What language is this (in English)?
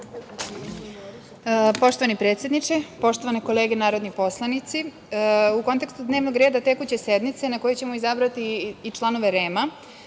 Serbian